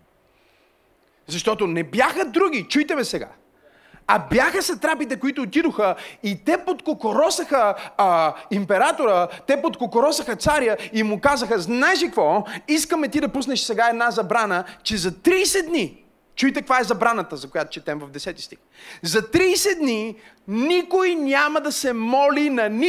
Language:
Bulgarian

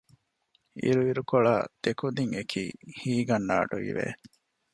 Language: Divehi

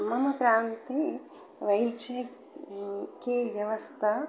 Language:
Sanskrit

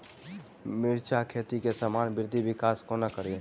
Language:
Maithili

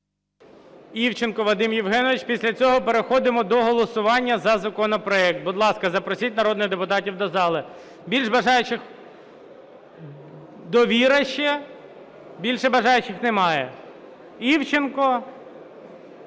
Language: Ukrainian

